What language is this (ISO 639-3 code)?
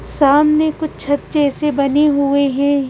hin